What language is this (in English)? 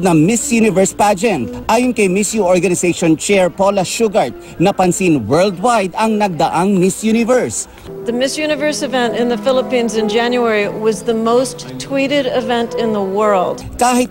Filipino